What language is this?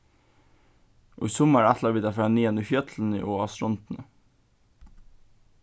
Faroese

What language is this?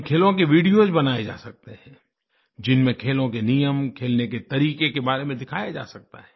Hindi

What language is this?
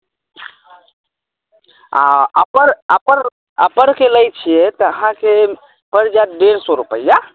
Maithili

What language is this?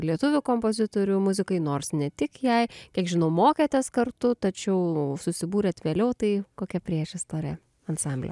Lithuanian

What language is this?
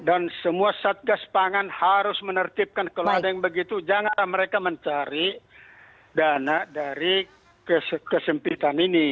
Indonesian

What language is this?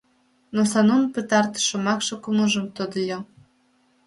Mari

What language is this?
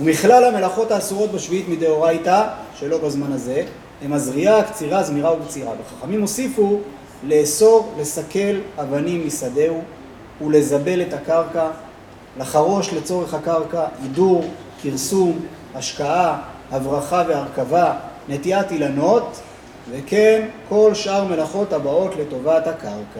Hebrew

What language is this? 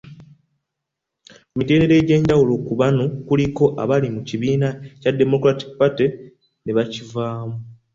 Ganda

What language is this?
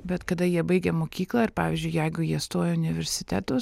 Lithuanian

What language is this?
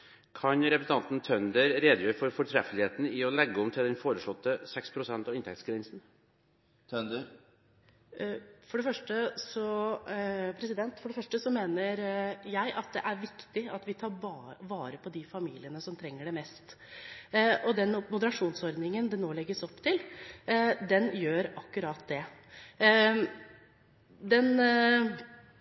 Norwegian Bokmål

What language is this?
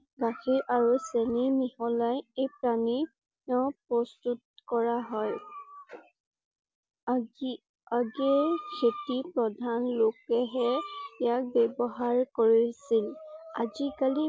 Assamese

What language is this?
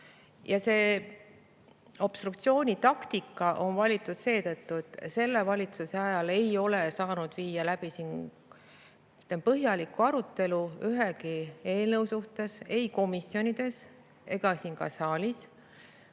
Estonian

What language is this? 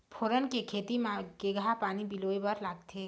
Chhattisgarhi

